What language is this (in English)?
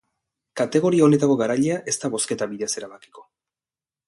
Basque